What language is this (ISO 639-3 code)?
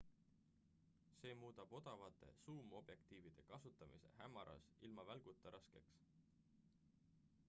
est